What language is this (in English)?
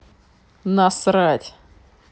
Russian